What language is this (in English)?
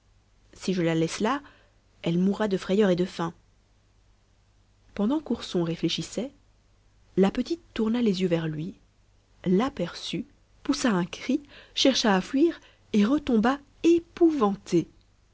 French